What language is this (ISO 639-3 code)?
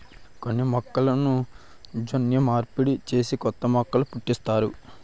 tel